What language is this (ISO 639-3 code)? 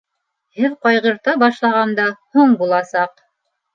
bak